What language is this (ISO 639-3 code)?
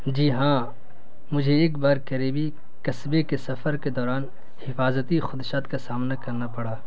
urd